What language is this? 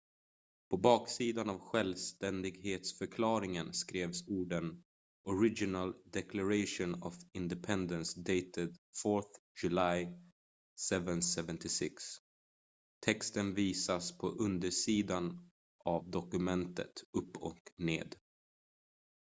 Swedish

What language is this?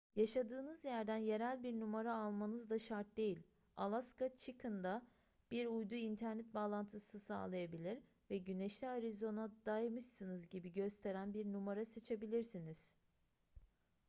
Turkish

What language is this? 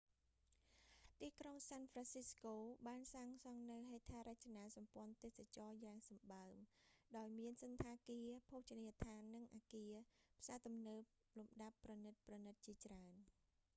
Khmer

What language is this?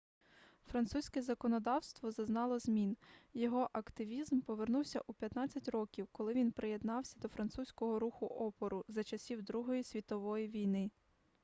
Ukrainian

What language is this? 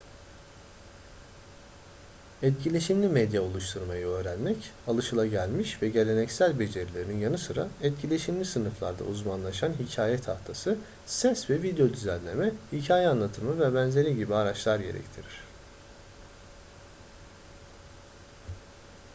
Turkish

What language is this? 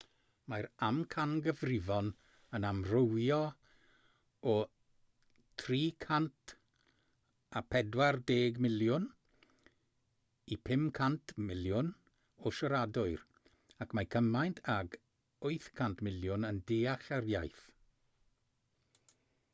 Welsh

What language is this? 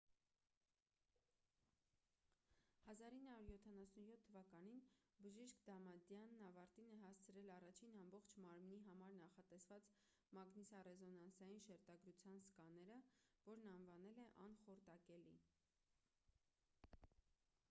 Armenian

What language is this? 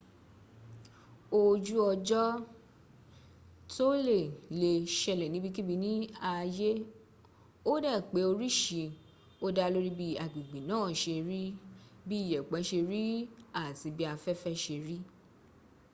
Yoruba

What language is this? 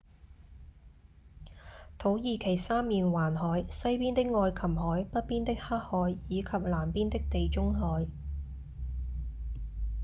Cantonese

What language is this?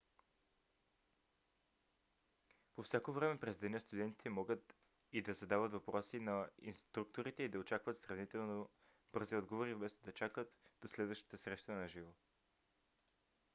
Bulgarian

